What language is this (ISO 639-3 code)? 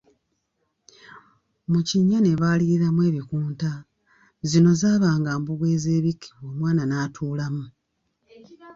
lug